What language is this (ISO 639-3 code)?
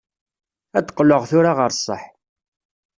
kab